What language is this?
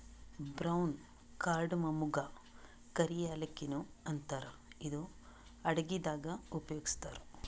Kannada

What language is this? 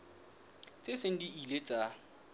Southern Sotho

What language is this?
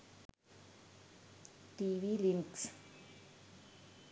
Sinhala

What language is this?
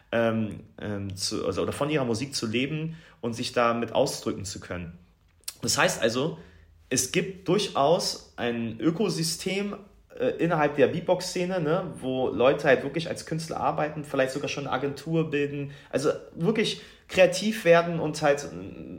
German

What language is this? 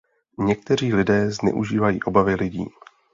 Czech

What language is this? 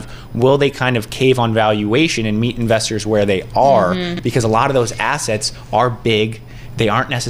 English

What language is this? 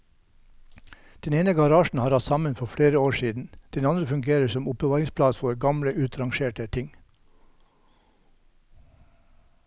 Norwegian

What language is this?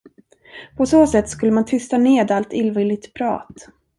Swedish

